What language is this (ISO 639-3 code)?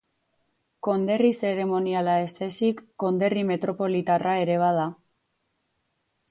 eus